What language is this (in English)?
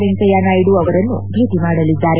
Kannada